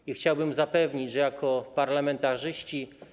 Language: Polish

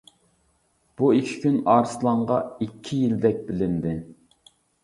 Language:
Uyghur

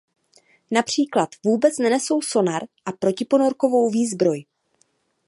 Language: Czech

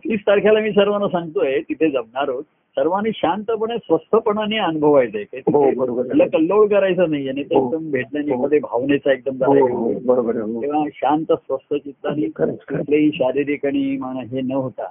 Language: Marathi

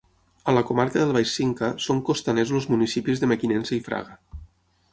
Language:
Catalan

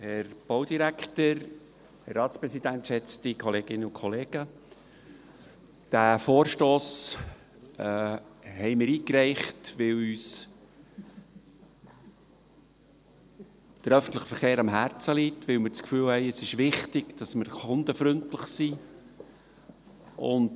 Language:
Swiss German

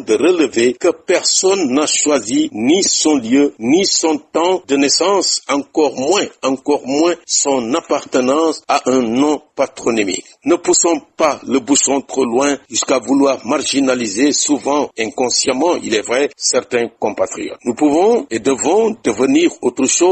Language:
French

